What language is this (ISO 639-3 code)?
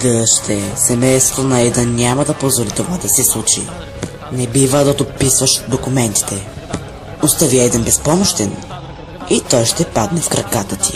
bul